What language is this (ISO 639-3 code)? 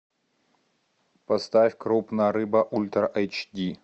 rus